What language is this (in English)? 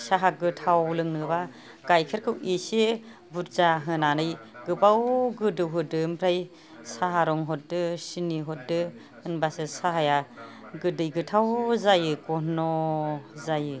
Bodo